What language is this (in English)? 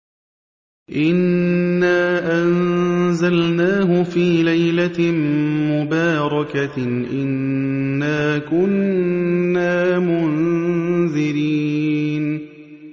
Arabic